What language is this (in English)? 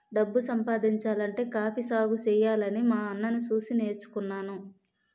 Telugu